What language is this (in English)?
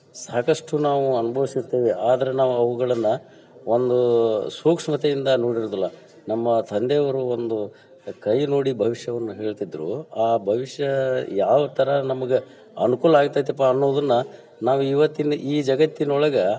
Kannada